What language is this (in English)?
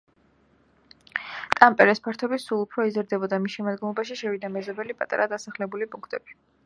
Georgian